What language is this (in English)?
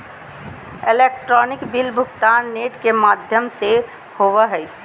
Magahi